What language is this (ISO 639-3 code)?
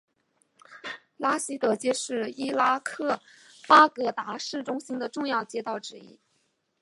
zho